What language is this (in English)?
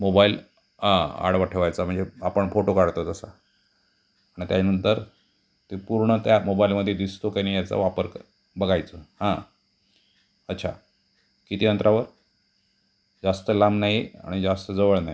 Marathi